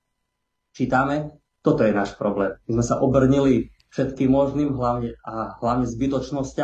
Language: Slovak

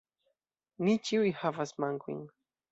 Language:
Esperanto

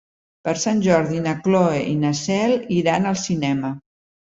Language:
Catalan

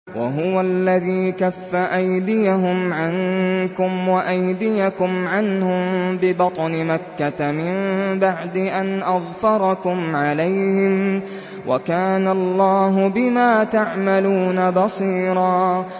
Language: Arabic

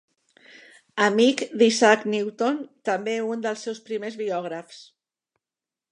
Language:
Catalan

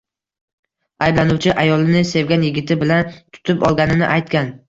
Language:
Uzbek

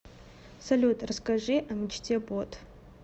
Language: Russian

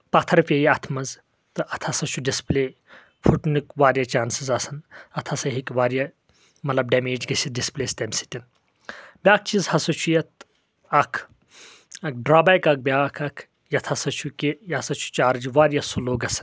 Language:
Kashmiri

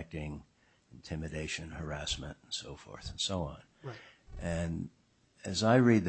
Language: English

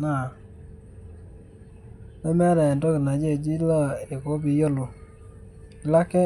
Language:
Masai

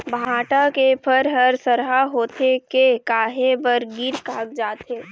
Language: Chhattisgarhi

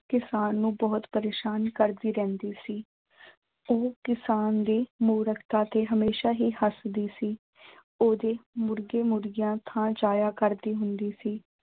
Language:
Punjabi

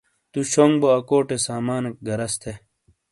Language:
Shina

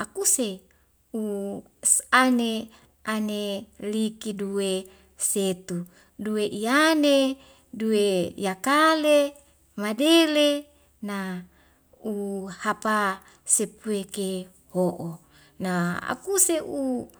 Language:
Wemale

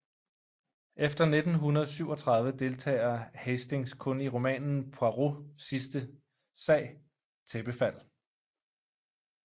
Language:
Danish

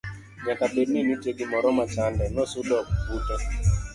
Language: Luo (Kenya and Tanzania)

